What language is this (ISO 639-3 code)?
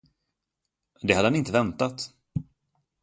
swe